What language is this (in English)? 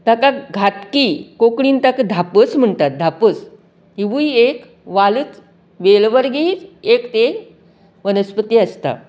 Konkani